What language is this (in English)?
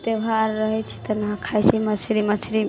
Maithili